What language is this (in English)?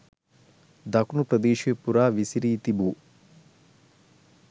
Sinhala